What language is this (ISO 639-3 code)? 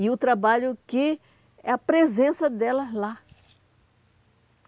por